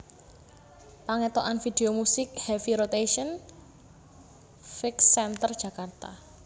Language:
Javanese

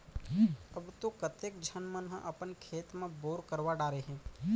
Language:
Chhattisgarhi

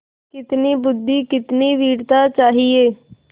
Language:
Hindi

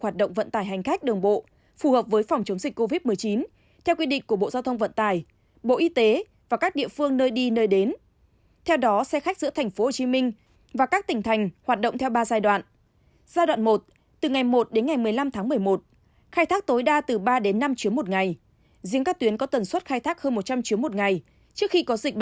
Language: Vietnamese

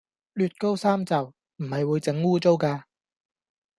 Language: Cantonese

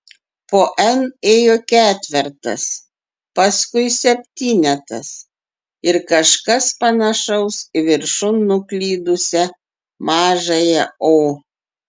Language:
Lithuanian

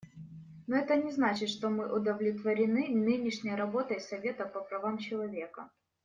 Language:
Russian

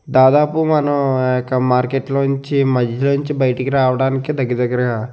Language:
Telugu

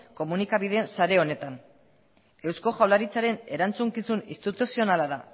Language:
Basque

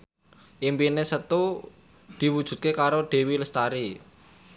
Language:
Javanese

